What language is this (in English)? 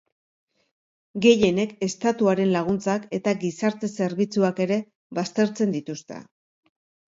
Basque